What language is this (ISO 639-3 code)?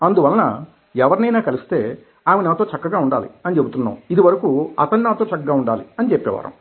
tel